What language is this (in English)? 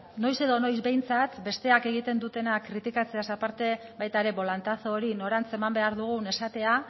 Basque